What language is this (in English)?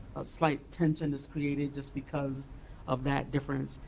English